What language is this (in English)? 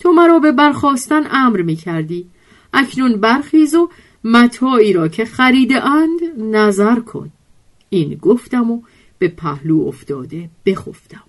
Persian